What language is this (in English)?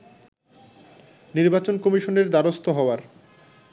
Bangla